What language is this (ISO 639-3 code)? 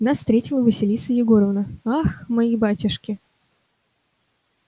rus